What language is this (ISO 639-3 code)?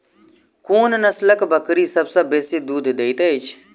mai